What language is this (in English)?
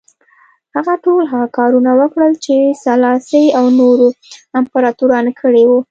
Pashto